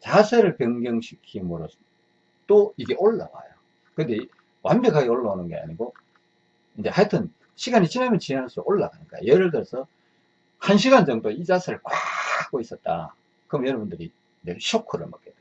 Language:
Korean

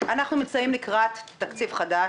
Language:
Hebrew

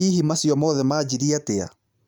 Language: Kikuyu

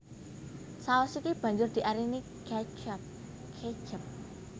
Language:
Javanese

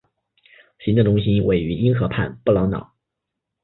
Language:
Chinese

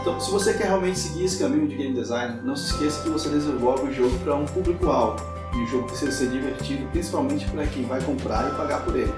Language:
Portuguese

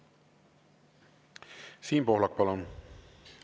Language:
Estonian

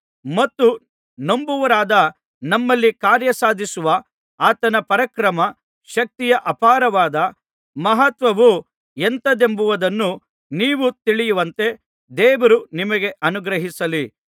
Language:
Kannada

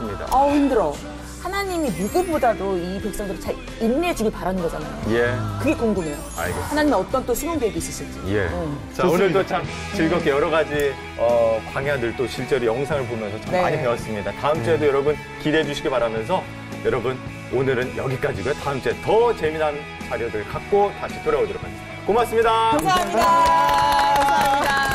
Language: Korean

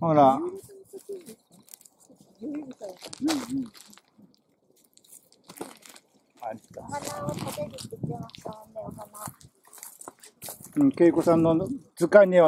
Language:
Japanese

